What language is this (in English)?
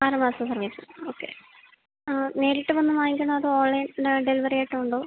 Malayalam